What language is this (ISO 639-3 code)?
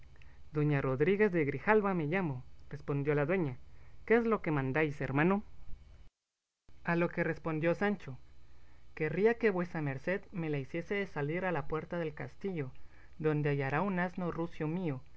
spa